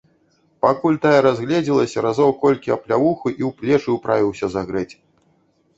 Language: Belarusian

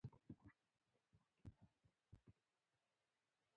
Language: Pashto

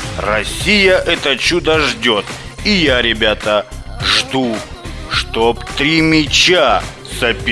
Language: Russian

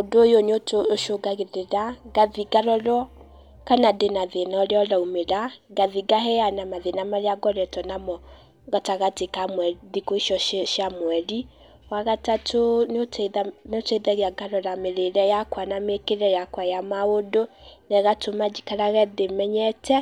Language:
Kikuyu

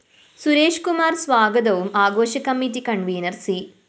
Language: Malayalam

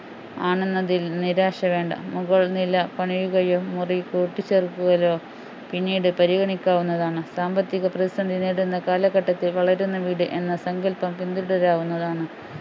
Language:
Malayalam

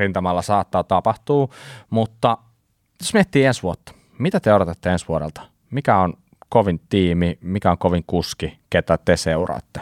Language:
Finnish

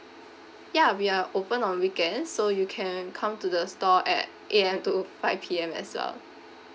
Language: English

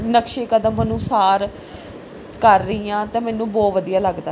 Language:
Punjabi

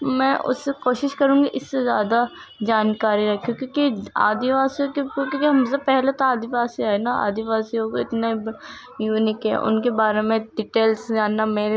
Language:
Urdu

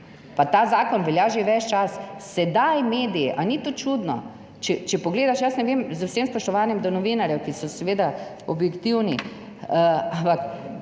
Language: Slovenian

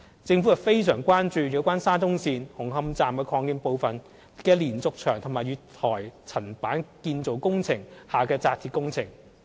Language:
Cantonese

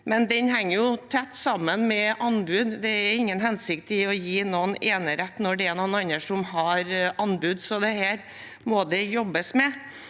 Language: Norwegian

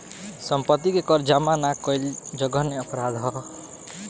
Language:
Bhojpuri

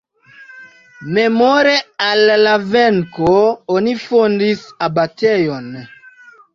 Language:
Esperanto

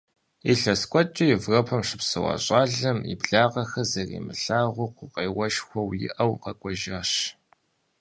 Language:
Kabardian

